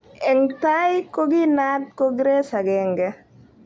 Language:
Kalenjin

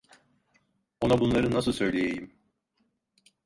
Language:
Turkish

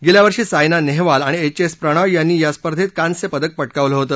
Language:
Marathi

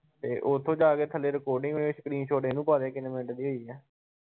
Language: Punjabi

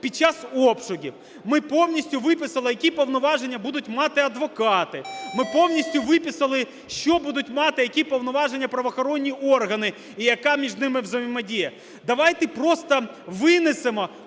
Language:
Ukrainian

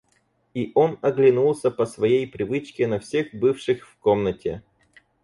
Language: Russian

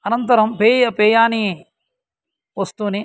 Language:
Sanskrit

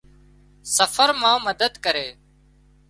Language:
Wadiyara Koli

